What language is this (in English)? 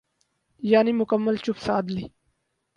Urdu